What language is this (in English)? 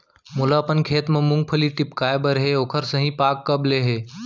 Chhattisgarhi